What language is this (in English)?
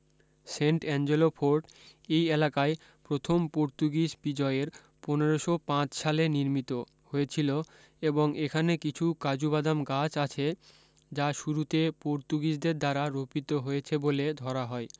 Bangla